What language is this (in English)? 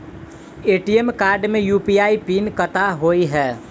Maithili